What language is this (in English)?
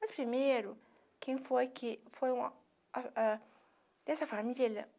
Portuguese